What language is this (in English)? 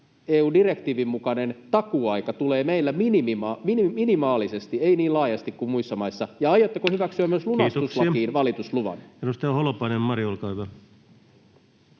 Finnish